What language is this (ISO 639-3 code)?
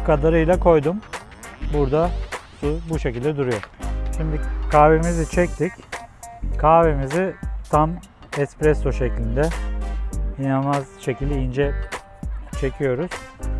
tur